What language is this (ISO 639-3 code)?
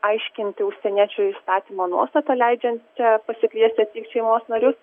lit